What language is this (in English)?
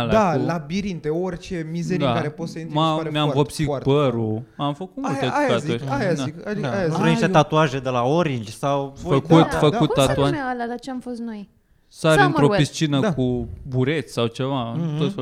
Romanian